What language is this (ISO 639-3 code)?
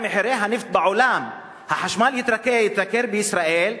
heb